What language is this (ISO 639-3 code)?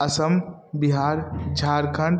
mai